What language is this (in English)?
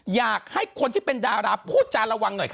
Thai